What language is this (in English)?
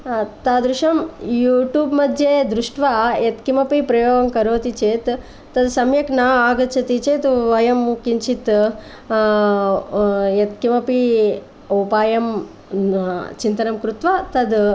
Sanskrit